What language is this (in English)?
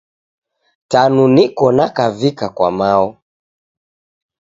Taita